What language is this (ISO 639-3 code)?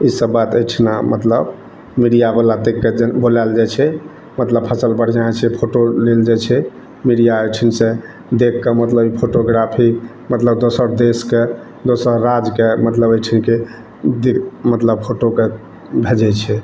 mai